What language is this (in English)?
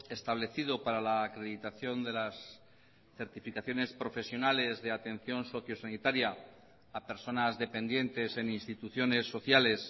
Spanish